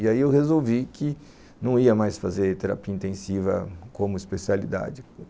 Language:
Portuguese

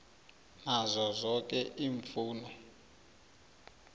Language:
South Ndebele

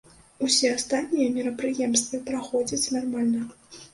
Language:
Belarusian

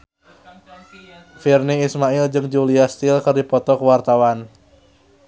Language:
Sundanese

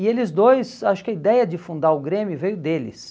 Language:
Portuguese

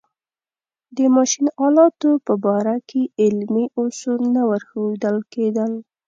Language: Pashto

